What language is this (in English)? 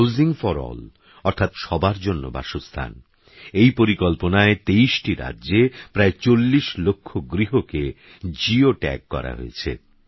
Bangla